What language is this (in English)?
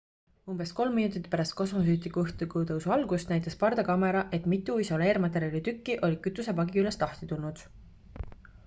Estonian